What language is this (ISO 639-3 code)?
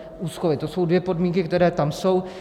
ces